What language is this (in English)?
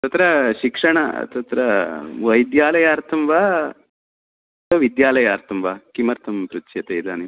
Sanskrit